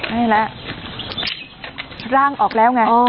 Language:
Thai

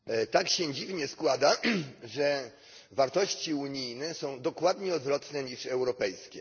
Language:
Polish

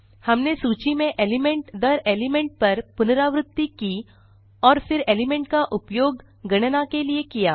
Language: Hindi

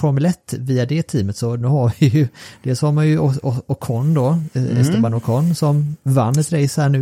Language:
Swedish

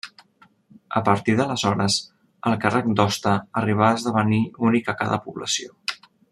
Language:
Catalan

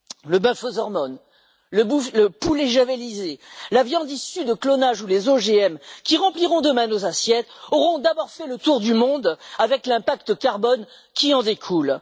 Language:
French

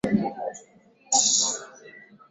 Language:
Swahili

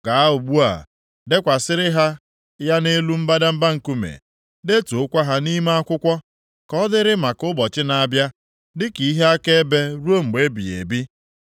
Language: Igbo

